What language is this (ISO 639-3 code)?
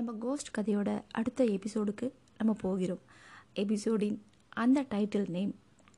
tam